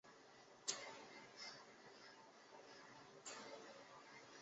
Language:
Chinese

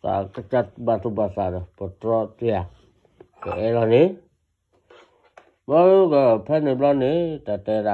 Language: Vietnamese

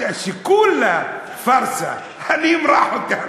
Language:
Hebrew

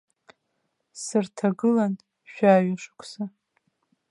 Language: Abkhazian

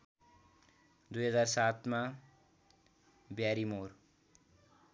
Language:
Nepali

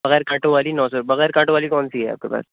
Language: Urdu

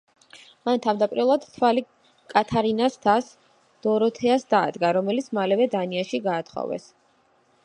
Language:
Georgian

